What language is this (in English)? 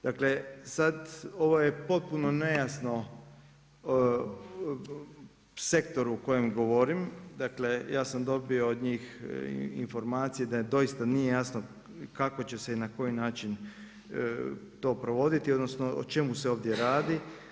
Croatian